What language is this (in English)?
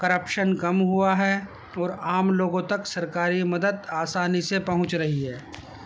Urdu